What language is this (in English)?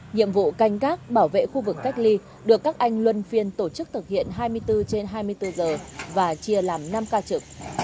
Vietnamese